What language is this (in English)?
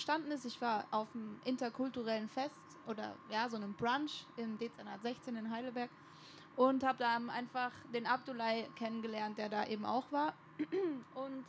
German